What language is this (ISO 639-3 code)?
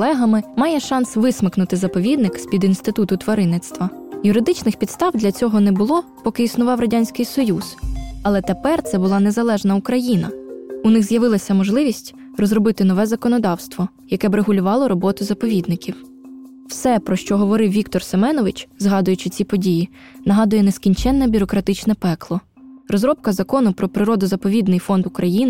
ukr